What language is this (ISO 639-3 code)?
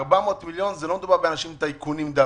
heb